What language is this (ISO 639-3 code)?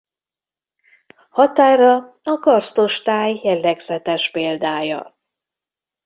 hun